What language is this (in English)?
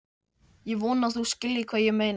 Icelandic